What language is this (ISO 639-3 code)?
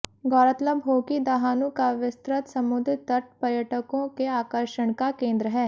hin